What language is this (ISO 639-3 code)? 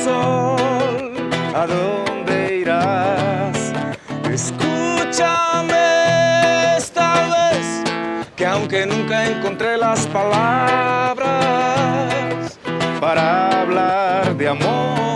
spa